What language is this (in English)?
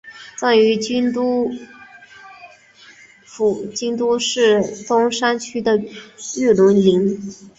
Chinese